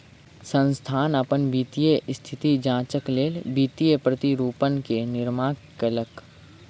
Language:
Maithili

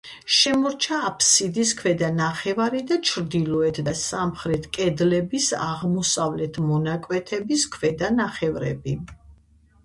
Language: Georgian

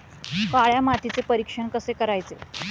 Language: Marathi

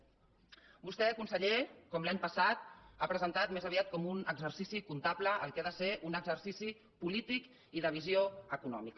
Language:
Catalan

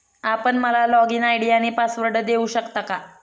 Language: Marathi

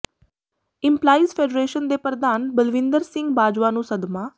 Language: Punjabi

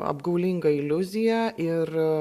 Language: Lithuanian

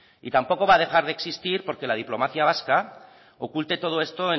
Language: Spanish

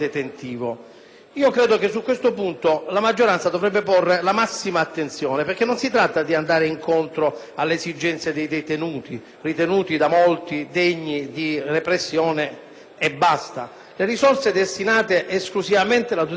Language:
Italian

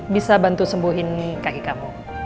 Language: Indonesian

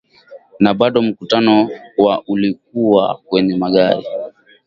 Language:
Swahili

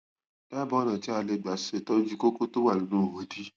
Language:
Yoruba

